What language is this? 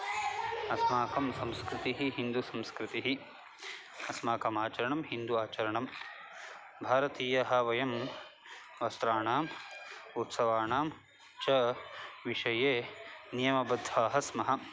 Sanskrit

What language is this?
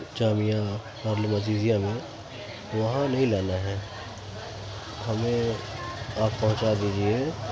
Urdu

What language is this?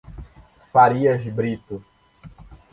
Portuguese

